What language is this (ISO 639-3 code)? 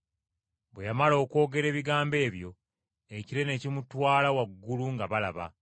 lug